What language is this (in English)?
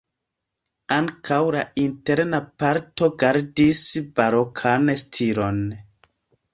Esperanto